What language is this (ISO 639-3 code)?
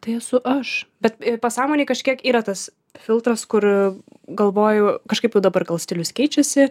lit